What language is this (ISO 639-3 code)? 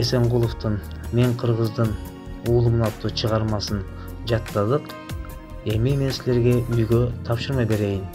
tur